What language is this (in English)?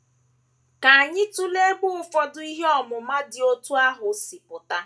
Igbo